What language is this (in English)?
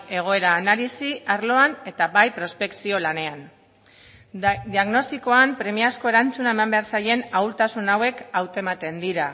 Basque